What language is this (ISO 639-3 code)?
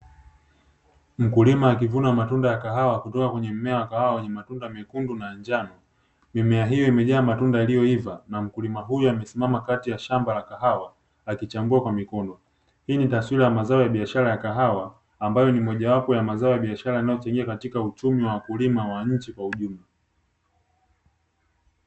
swa